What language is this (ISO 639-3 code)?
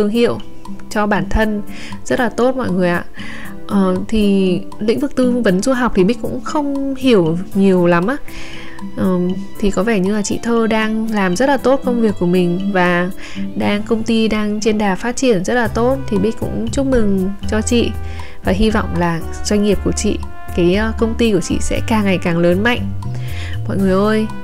vie